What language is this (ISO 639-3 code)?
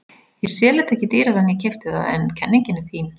isl